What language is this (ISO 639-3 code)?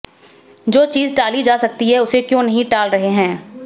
hin